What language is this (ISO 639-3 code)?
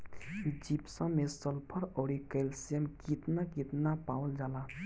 bho